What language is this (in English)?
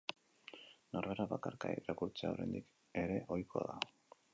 Basque